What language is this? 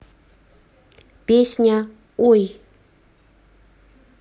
Russian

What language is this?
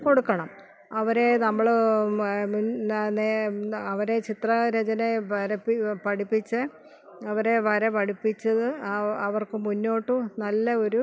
Malayalam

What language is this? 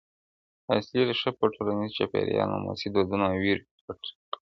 Pashto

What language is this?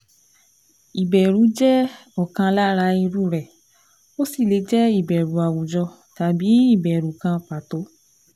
Yoruba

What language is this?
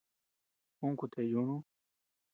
Tepeuxila Cuicatec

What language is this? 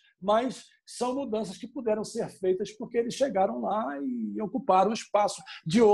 Portuguese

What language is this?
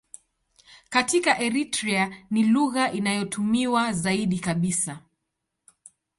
Swahili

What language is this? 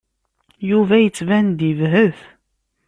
Kabyle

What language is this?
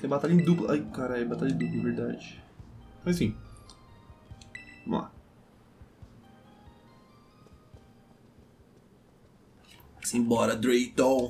Portuguese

